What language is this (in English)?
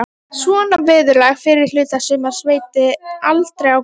Icelandic